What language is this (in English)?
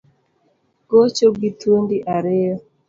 Luo (Kenya and Tanzania)